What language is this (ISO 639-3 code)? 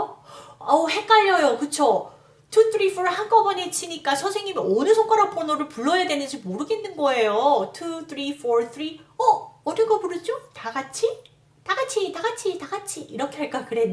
kor